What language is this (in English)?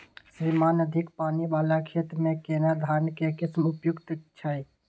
Maithili